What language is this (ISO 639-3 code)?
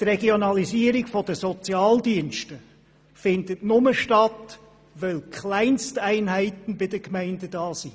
gsw